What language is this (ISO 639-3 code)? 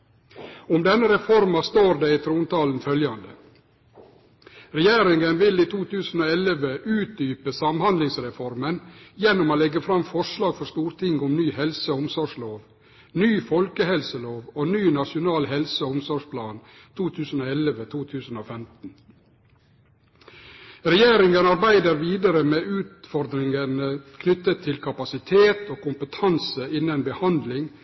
nno